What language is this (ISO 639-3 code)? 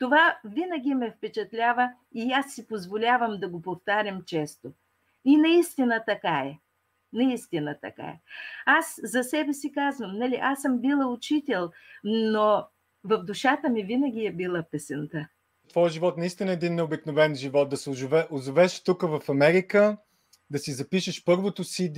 bul